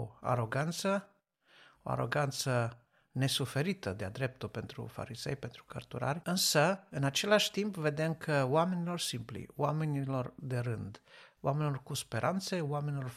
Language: Romanian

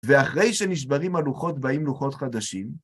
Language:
Hebrew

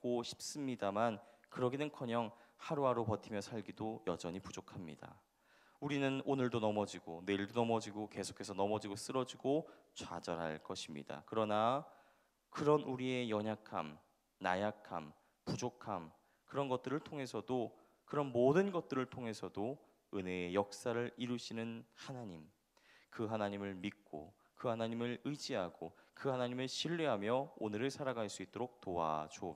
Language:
Korean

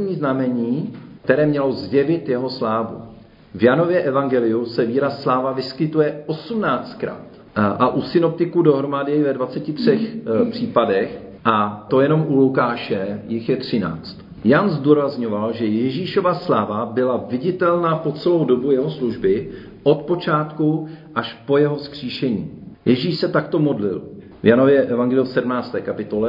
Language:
Czech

